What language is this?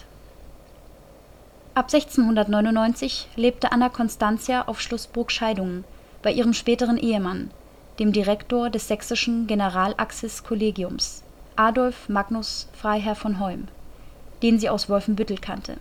German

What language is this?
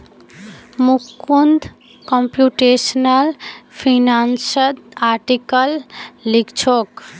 Magahi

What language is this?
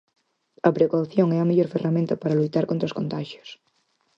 Galician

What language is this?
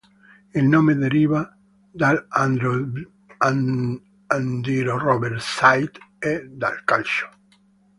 Italian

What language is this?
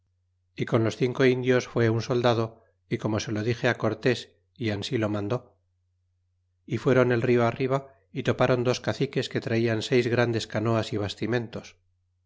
Spanish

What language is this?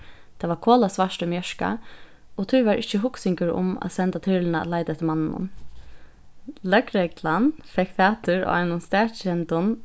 Faroese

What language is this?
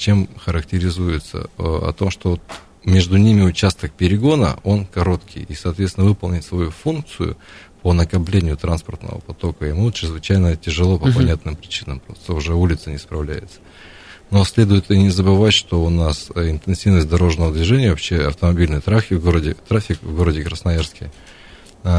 Russian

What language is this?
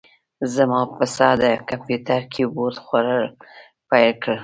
Pashto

